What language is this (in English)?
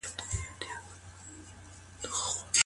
Pashto